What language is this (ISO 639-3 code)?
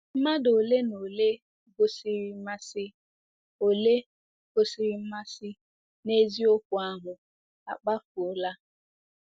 ibo